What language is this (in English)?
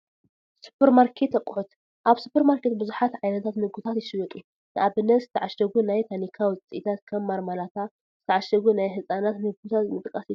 Tigrinya